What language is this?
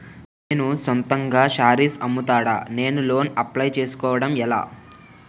Telugu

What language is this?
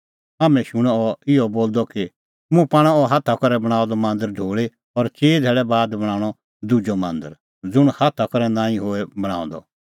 Kullu Pahari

